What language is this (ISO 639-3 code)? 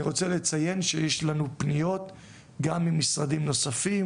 heb